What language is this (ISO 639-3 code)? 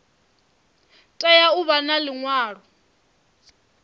ven